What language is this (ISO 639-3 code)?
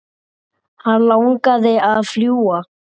isl